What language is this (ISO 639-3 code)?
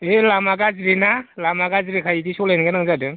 brx